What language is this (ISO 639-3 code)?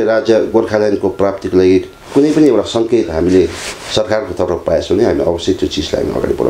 kor